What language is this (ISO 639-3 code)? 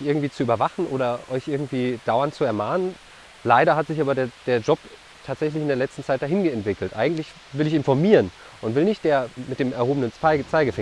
deu